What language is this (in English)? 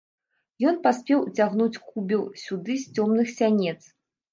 Belarusian